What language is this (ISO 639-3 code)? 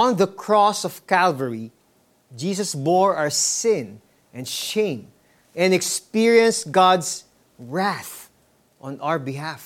fil